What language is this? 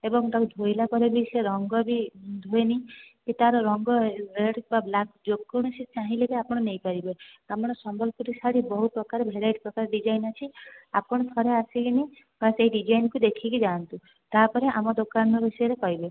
Odia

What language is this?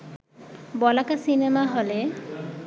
Bangla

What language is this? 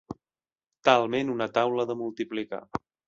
Catalan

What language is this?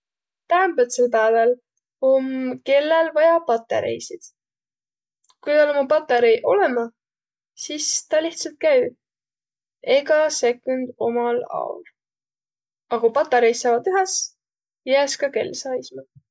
Võro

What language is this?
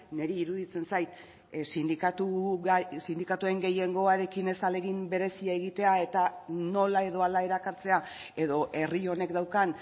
Basque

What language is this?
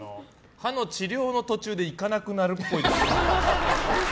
Japanese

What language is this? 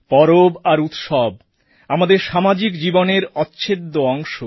Bangla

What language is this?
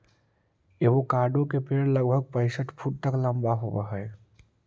Magahi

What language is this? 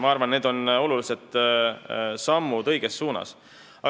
Estonian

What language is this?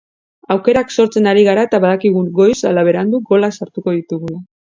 Basque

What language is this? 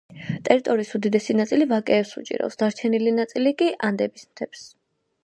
Georgian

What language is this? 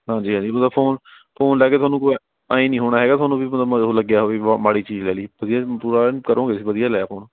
Punjabi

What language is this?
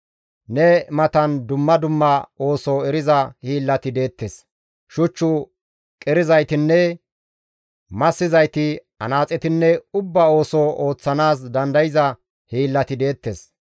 Gamo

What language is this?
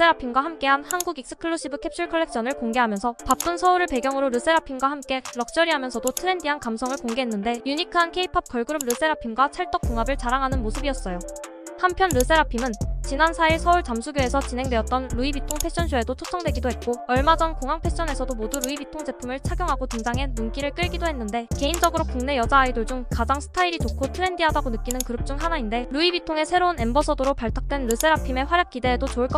Korean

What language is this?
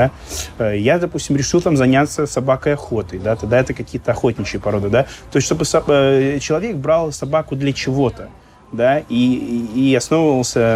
Russian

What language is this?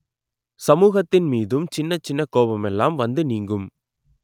Tamil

